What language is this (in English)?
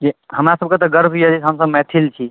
Maithili